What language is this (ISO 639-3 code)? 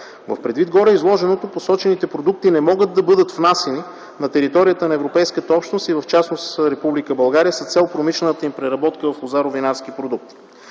bul